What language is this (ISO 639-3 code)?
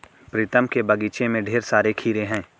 hin